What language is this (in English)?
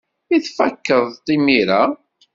Kabyle